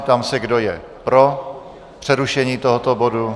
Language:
Czech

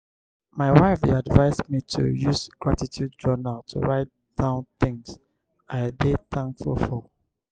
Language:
Nigerian Pidgin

